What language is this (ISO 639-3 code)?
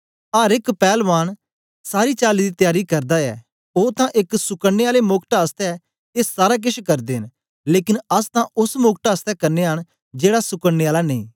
doi